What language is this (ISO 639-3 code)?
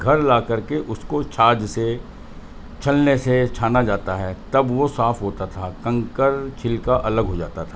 urd